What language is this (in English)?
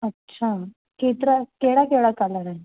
Sindhi